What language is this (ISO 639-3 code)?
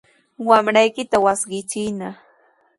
qws